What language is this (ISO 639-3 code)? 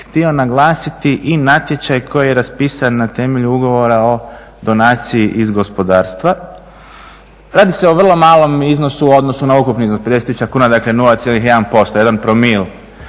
hrv